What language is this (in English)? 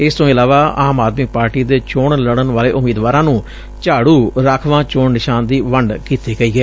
Punjabi